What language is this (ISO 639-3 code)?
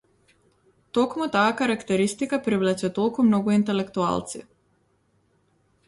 mkd